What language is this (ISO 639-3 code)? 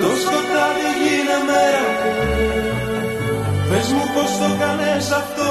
ell